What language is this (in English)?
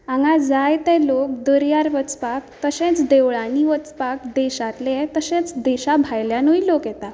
Konkani